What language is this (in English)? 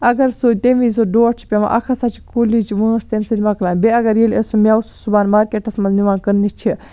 Kashmiri